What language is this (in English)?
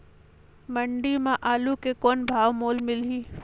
Chhattisgarhi